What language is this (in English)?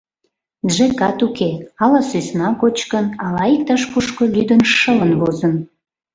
Mari